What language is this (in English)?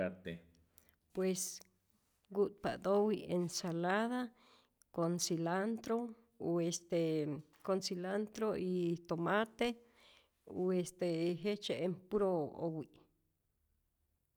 Rayón Zoque